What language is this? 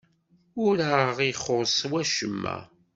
Kabyle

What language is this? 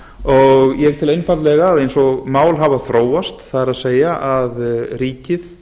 Icelandic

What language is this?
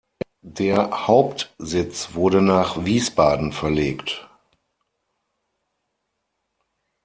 German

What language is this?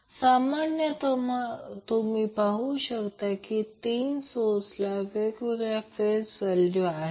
Marathi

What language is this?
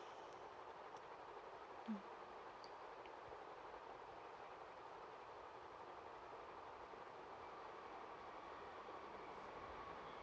English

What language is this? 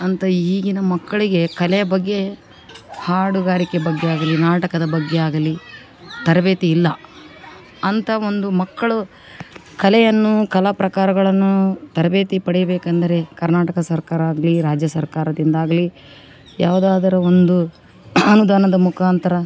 Kannada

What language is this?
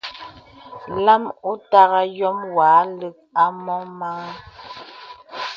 Bebele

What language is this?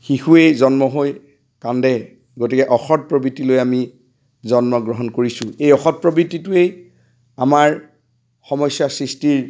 Assamese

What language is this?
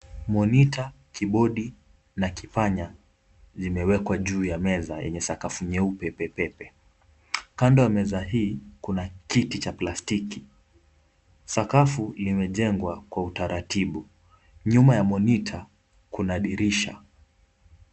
Swahili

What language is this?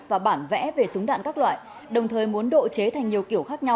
Vietnamese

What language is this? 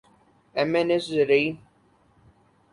Urdu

